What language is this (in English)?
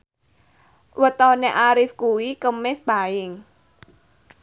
Javanese